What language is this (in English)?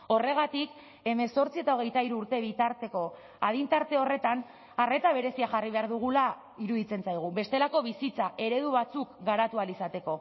Basque